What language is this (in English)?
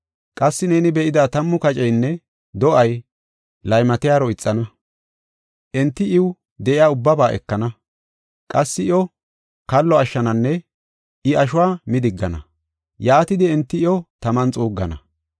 Gofa